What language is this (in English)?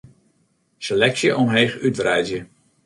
Western Frisian